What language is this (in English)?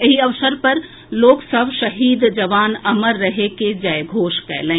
Maithili